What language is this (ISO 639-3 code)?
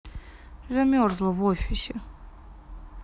rus